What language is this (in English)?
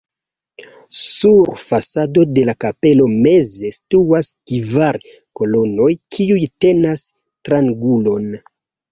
Esperanto